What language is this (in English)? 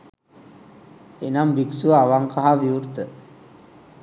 Sinhala